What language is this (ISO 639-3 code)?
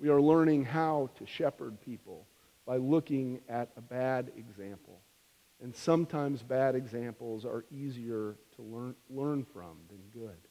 eng